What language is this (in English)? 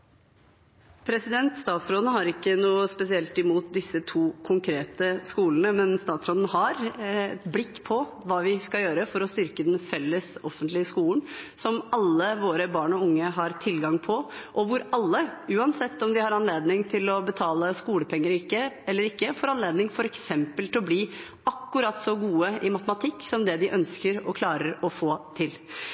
Norwegian Bokmål